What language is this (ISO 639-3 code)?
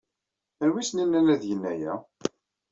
kab